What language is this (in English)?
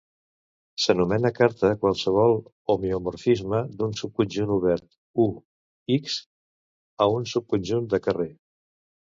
Catalan